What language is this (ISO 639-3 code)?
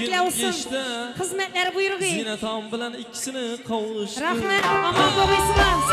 tur